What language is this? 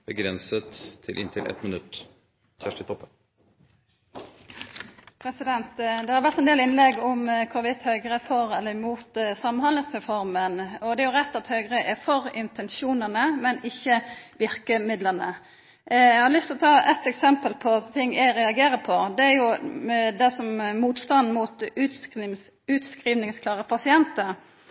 Norwegian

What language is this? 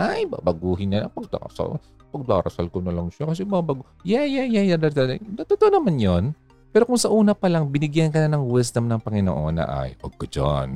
Filipino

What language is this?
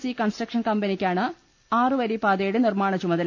Malayalam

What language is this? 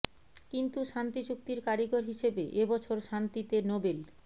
Bangla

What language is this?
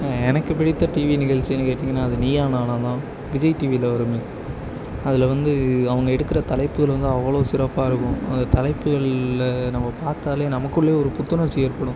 Tamil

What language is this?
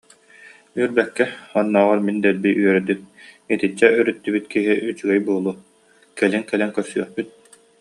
Yakut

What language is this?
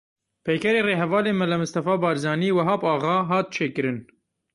Kurdish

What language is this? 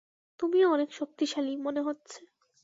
Bangla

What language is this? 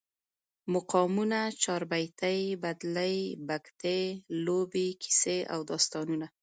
Pashto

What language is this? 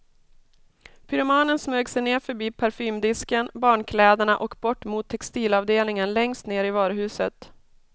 Swedish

